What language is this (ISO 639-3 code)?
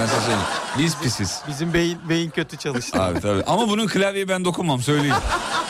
tur